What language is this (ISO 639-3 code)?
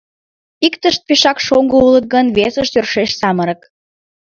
chm